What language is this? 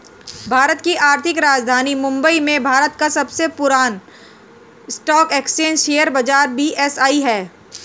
Hindi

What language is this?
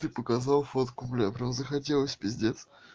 Russian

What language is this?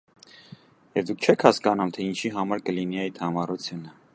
Armenian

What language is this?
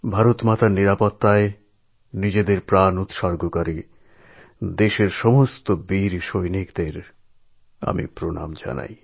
Bangla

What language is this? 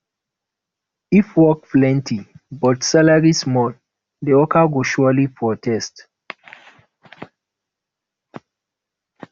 Nigerian Pidgin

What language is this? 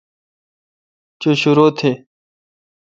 Kalkoti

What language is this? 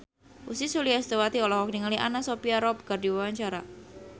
Sundanese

